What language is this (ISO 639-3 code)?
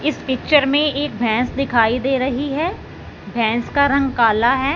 hin